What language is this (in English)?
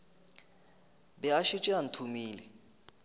Northern Sotho